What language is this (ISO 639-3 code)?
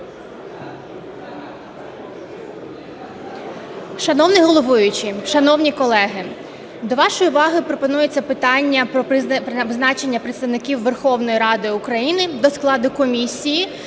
ukr